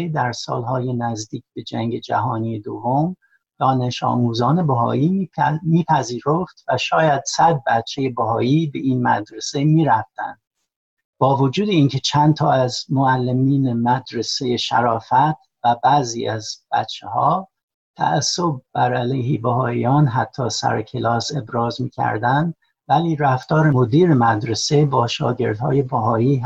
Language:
Persian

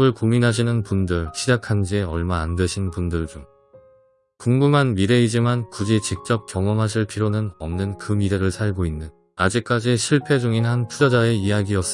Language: Korean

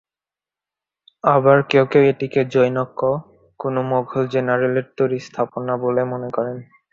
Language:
Bangla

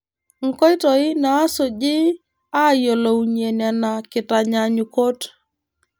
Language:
Masai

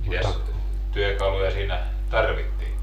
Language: Finnish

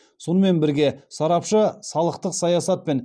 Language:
Kazakh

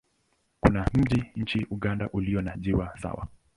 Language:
Swahili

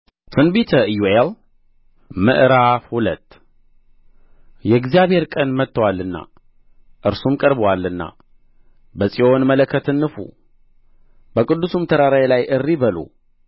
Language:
Amharic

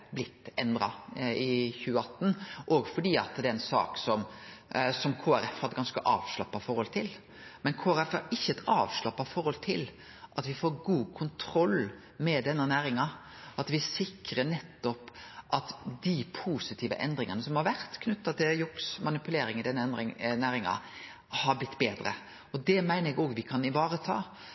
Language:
Norwegian Nynorsk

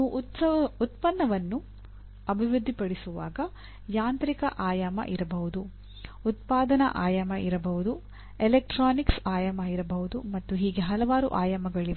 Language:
Kannada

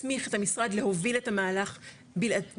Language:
Hebrew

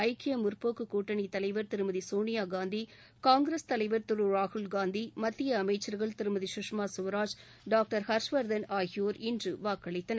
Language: Tamil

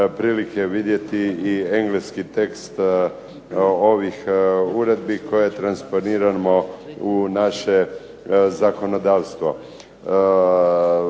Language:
Croatian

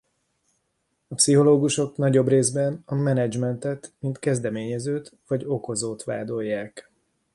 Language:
Hungarian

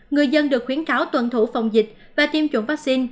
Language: Vietnamese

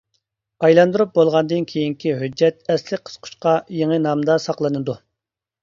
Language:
Uyghur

